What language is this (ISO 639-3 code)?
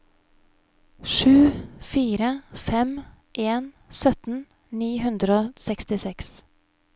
nor